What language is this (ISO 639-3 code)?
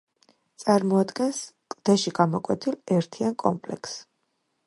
kat